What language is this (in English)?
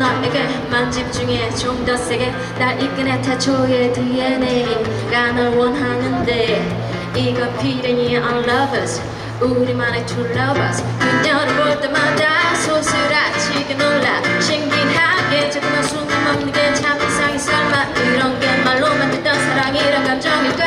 Korean